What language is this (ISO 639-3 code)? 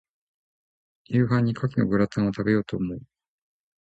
jpn